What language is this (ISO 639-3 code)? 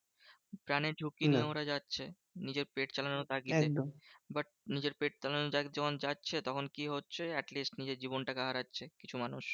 ben